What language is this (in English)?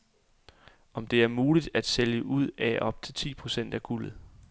Danish